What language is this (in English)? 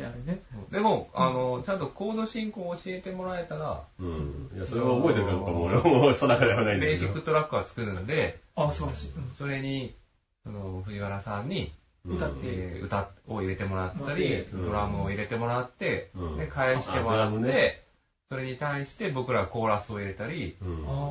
Japanese